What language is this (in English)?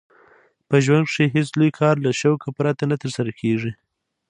Pashto